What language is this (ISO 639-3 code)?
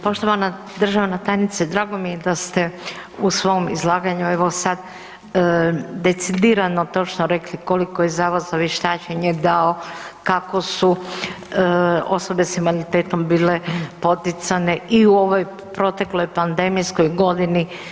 hrv